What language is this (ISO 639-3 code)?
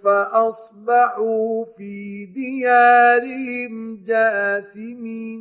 ara